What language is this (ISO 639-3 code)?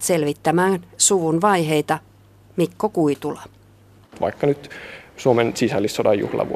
fin